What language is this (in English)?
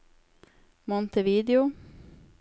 Norwegian